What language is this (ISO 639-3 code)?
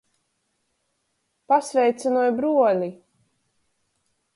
ltg